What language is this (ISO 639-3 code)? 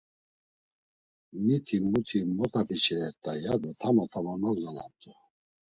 lzz